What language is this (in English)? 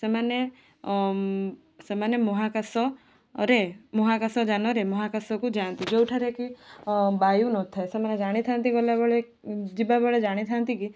Odia